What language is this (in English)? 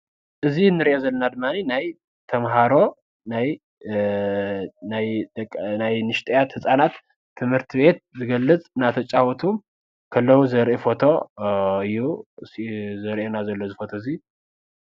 Tigrinya